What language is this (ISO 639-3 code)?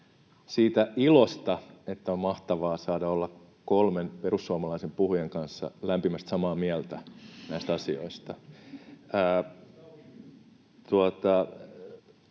fin